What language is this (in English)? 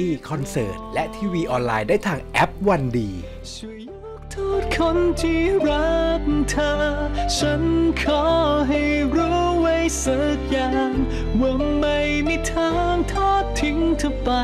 Thai